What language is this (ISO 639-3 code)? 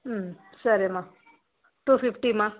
tel